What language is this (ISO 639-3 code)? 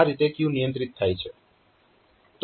guj